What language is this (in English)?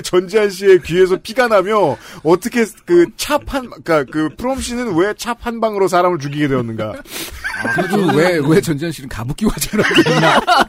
Korean